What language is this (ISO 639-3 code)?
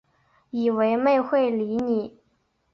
zho